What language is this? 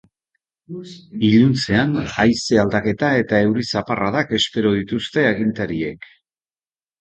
Basque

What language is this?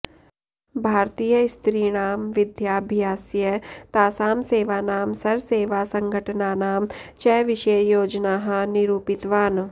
Sanskrit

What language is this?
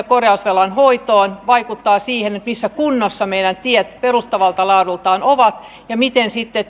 Finnish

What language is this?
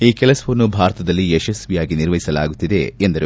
Kannada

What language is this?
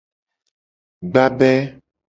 Gen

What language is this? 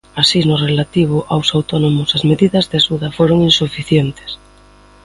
Galician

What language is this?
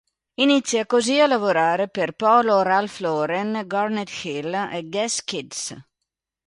Italian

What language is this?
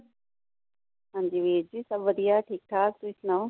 Punjabi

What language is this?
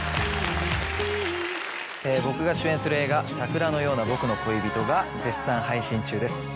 Japanese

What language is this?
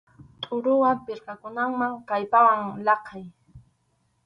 Arequipa-La Unión Quechua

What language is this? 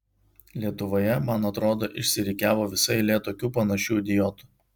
Lithuanian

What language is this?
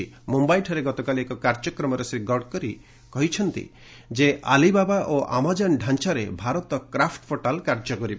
Odia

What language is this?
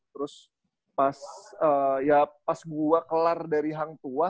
Indonesian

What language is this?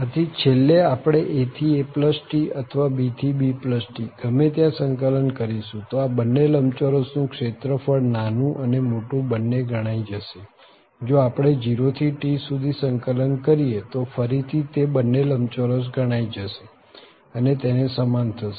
Gujarati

